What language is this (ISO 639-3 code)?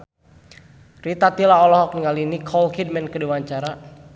sun